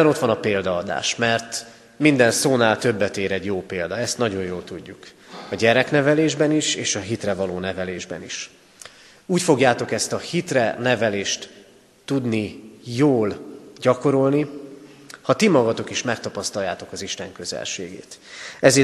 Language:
Hungarian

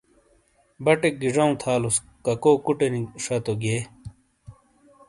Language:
Shina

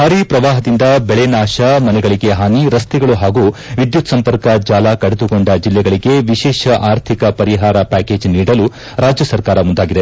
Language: Kannada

